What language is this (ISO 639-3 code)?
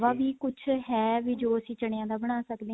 pan